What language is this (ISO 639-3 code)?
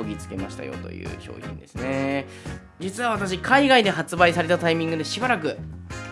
jpn